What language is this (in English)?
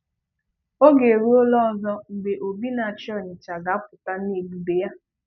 Igbo